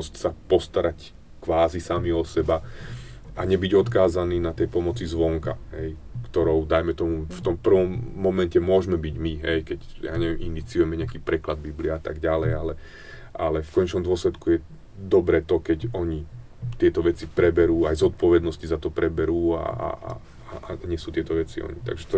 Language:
Slovak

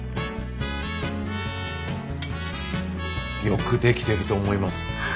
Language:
Japanese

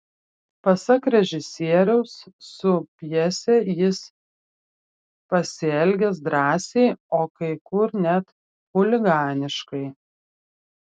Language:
Lithuanian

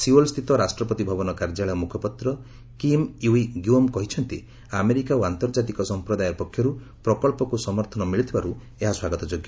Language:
Odia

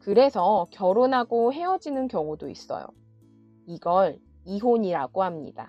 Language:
Korean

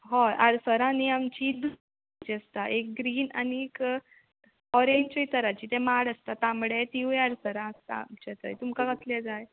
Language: Konkani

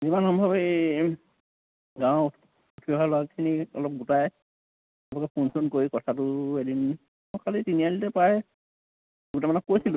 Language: Assamese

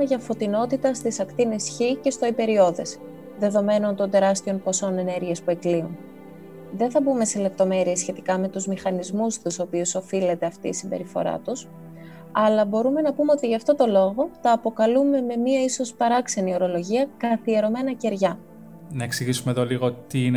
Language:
Greek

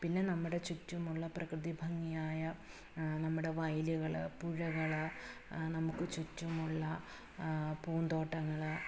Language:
Malayalam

